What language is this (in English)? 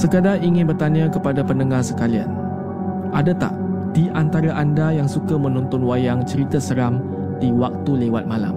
Malay